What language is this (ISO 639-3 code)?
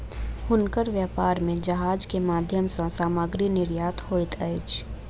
mai